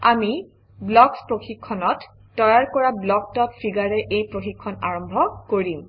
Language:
Assamese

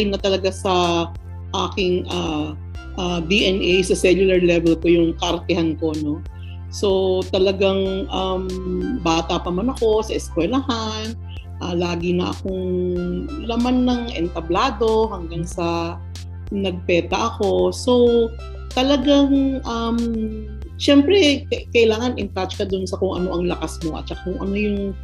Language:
Filipino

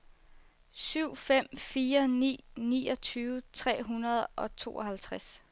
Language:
Danish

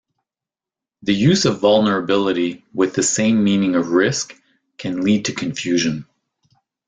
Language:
English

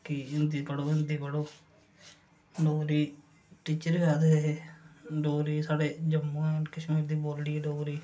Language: Dogri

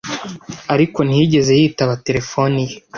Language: Kinyarwanda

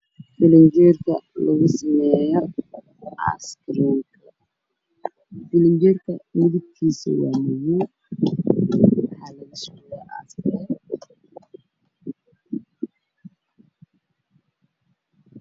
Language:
Somali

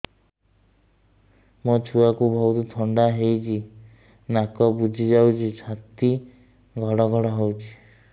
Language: Odia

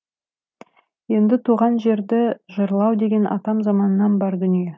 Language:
Kazakh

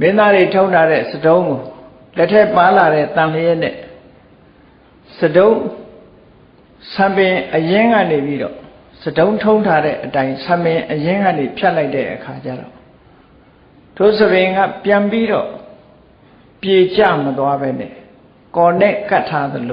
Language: Vietnamese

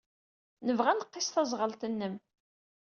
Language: Kabyle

